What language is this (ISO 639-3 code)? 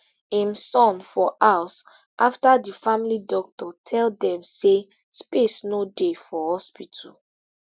pcm